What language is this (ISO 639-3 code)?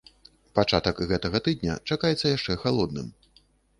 bel